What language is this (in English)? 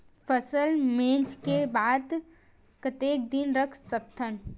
Chhattisgarhi